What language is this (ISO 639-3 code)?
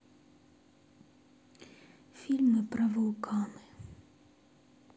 rus